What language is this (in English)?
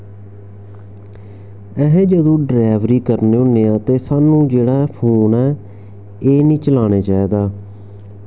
Dogri